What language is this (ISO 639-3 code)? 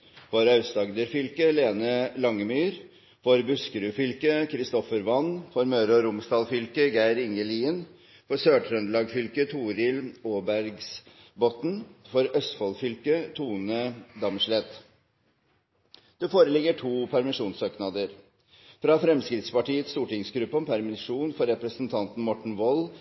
nob